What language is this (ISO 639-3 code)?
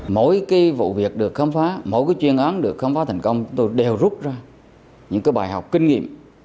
vie